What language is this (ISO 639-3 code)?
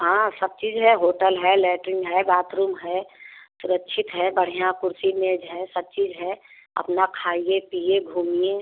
hin